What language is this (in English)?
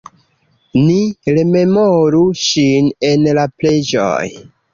Esperanto